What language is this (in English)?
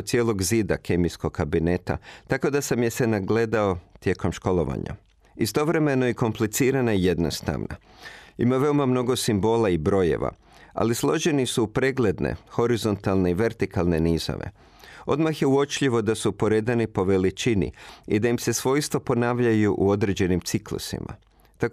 Croatian